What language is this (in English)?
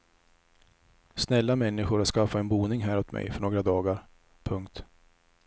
Swedish